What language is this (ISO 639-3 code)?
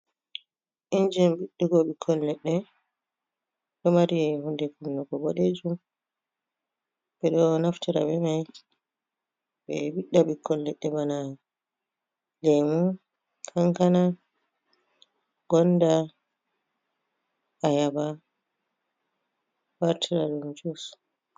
ful